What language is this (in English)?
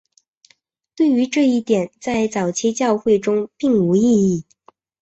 Chinese